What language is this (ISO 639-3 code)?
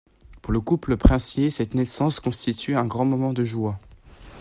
fra